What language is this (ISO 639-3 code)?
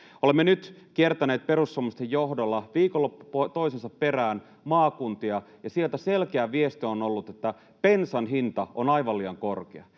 fin